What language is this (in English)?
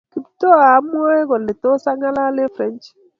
Kalenjin